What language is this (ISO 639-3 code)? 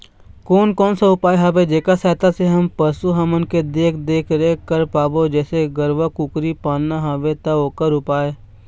hne